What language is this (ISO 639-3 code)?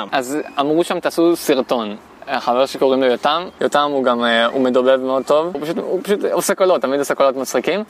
heb